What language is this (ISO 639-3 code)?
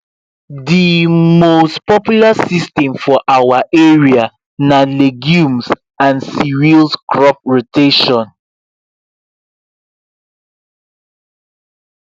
pcm